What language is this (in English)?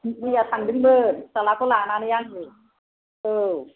Bodo